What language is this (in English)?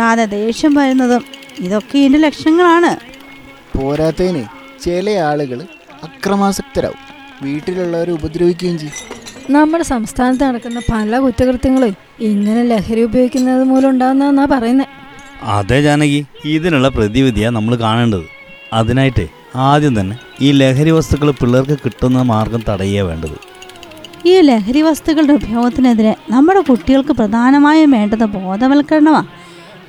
Malayalam